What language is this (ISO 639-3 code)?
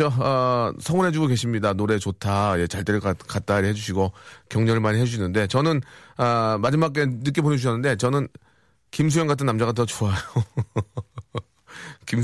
kor